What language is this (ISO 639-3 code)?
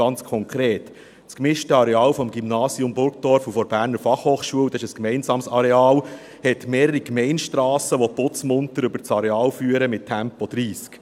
gsw